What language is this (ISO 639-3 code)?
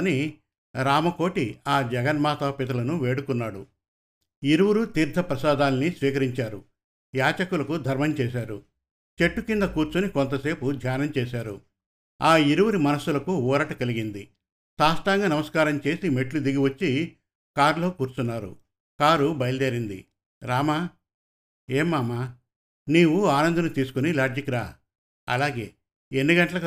tel